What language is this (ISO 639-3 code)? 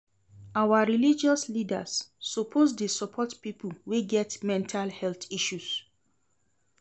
pcm